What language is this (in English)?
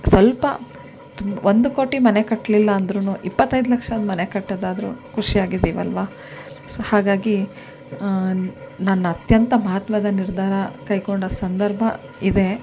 Kannada